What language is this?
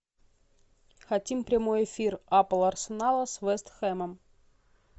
Russian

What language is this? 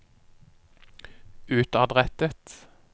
Norwegian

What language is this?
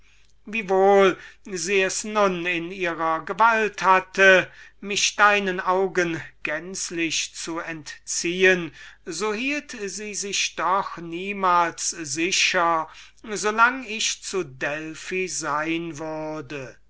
German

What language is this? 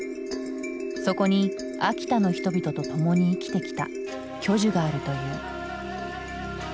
Japanese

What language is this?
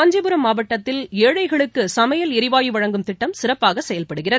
Tamil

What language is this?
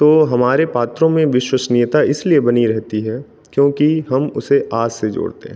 Hindi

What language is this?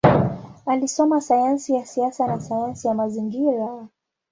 Swahili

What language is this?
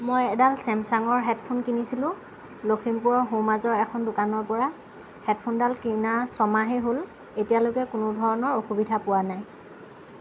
Assamese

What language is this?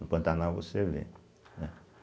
Portuguese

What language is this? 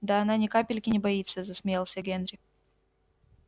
Russian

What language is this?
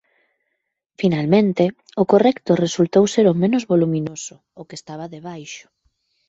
Galician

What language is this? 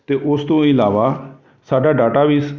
Punjabi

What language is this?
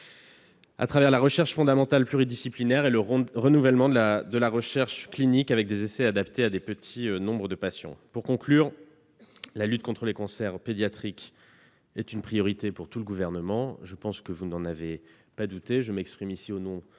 French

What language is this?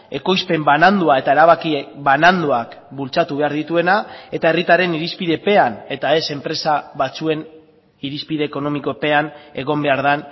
Basque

